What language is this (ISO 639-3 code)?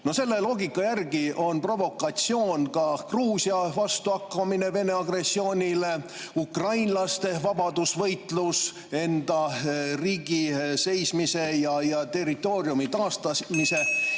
est